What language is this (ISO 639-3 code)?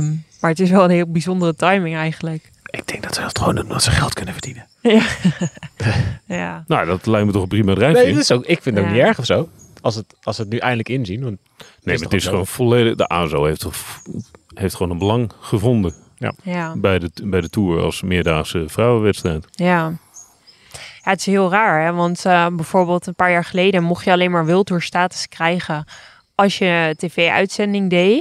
nld